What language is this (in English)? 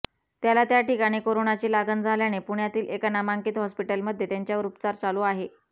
Marathi